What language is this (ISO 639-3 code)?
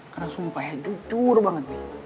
ind